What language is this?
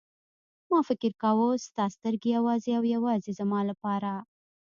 Pashto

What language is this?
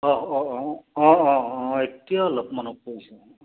Assamese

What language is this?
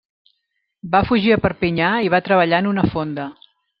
Catalan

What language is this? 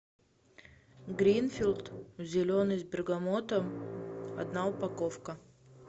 Russian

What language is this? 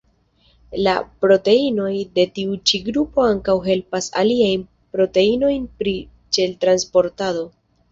Esperanto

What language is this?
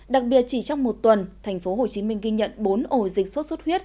Vietnamese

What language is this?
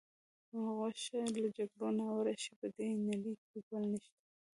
Pashto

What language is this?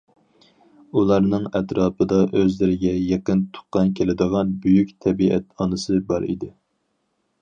Uyghur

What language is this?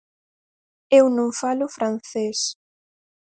Galician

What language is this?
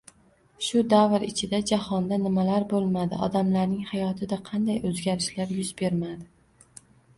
Uzbek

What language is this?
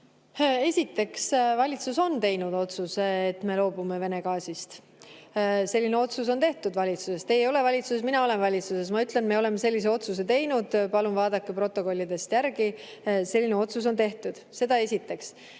Estonian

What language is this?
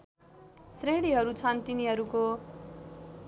Nepali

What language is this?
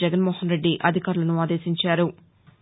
Telugu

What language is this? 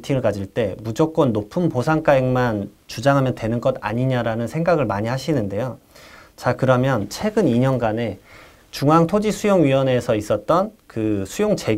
Korean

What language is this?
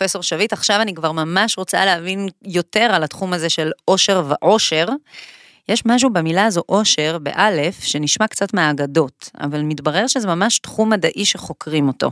Hebrew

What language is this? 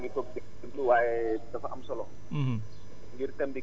Wolof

